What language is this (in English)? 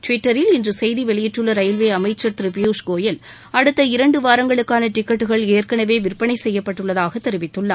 Tamil